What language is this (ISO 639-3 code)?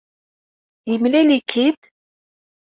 kab